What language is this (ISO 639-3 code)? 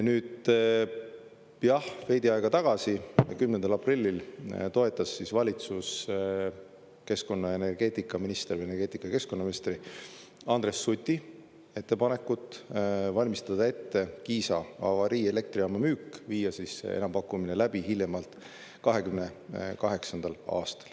est